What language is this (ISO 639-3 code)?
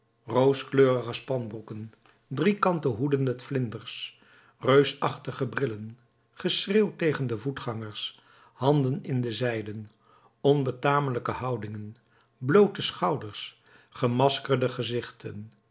nld